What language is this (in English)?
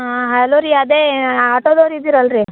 Kannada